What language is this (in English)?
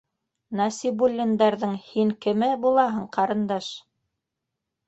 Bashkir